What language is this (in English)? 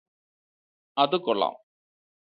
Malayalam